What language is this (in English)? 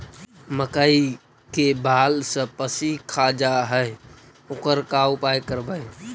Magahi